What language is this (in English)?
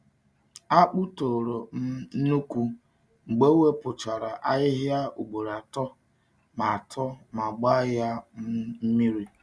Igbo